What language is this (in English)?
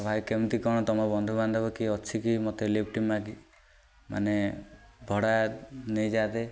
Odia